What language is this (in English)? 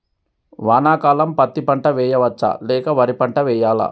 Telugu